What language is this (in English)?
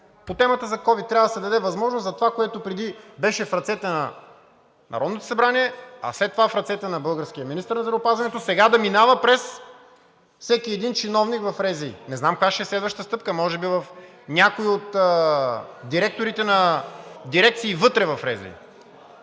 Bulgarian